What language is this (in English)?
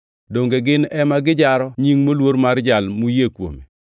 Luo (Kenya and Tanzania)